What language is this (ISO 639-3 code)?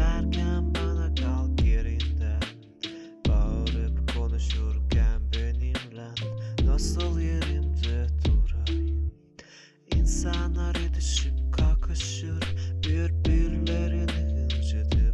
tur